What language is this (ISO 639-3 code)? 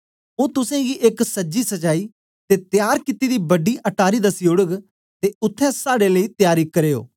doi